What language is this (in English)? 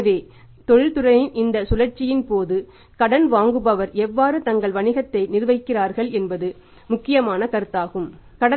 Tamil